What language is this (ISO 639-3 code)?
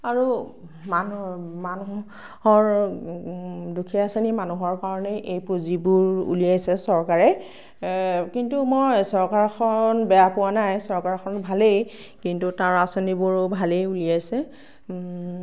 asm